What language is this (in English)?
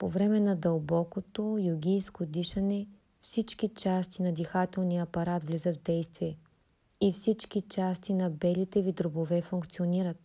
Bulgarian